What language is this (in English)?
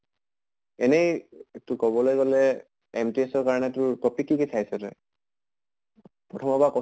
Assamese